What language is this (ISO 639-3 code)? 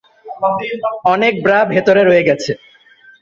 ben